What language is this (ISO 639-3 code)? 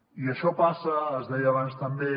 cat